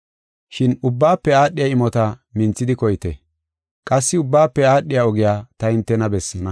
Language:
Gofa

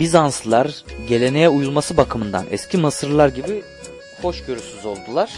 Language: Turkish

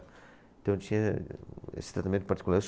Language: Portuguese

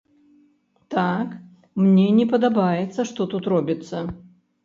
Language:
Belarusian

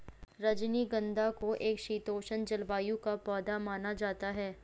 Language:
Hindi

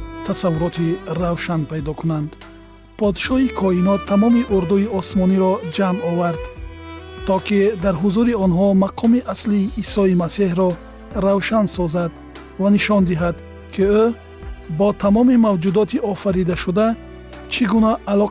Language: Persian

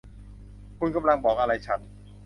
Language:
Thai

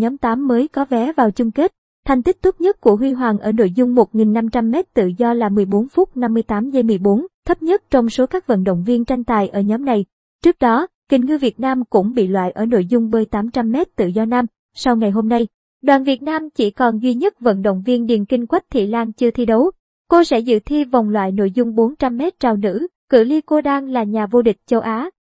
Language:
Vietnamese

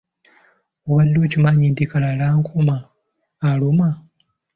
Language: Ganda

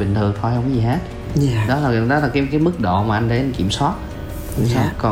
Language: Vietnamese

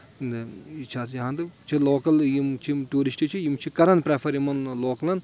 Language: Kashmiri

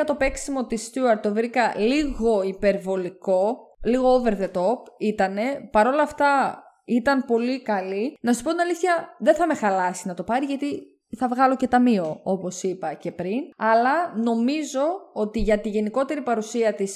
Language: Greek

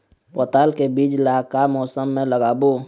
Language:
Chhattisgarhi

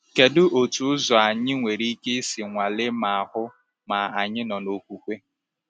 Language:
Igbo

